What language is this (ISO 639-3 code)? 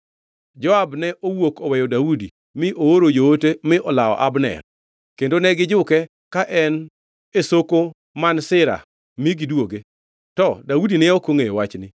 luo